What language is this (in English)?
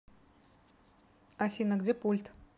Russian